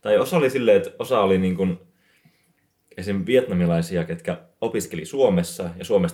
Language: Finnish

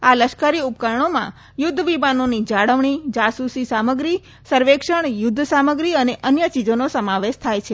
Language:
Gujarati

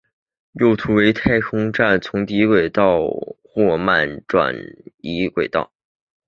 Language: Chinese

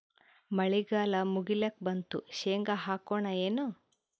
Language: Kannada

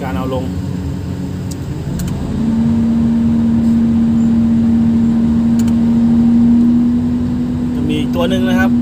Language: Thai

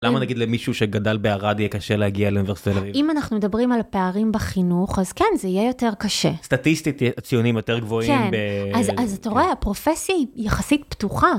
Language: Hebrew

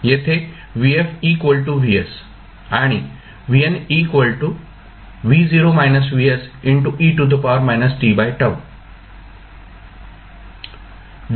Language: Marathi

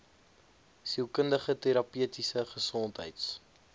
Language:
Afrikaans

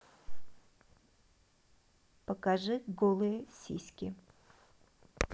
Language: Russian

